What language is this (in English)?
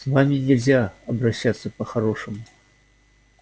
Russian